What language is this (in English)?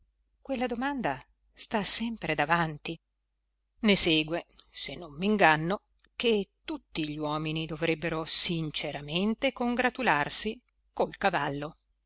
Italian